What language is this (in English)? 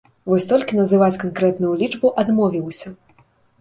Belarusian